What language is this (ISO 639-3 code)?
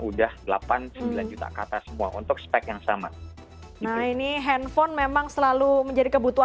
ind